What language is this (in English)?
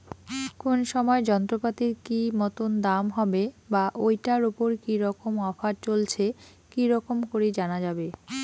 Bangla